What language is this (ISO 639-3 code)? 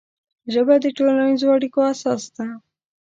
pus